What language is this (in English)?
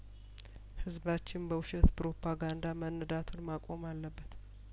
Amharic